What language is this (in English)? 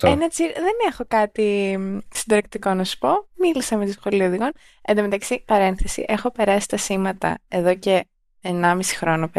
Greek